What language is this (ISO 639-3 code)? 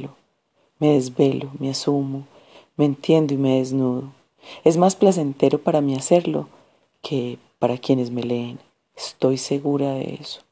spa